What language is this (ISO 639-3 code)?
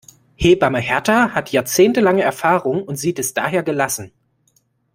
deu